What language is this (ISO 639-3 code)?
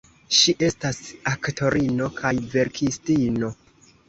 epo